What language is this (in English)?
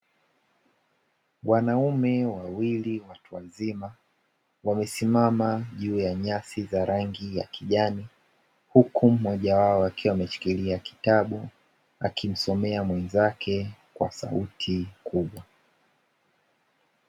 Swahili